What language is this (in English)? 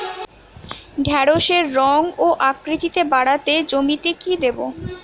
Bangla